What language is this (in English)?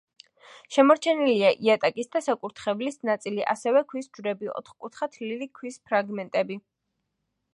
Georgian